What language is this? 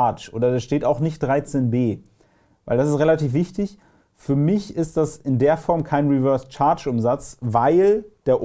German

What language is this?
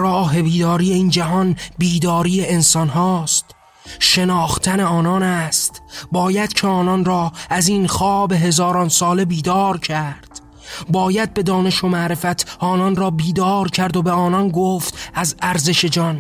Persian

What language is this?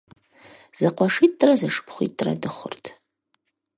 Kabardian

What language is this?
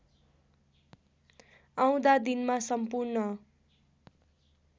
Nepali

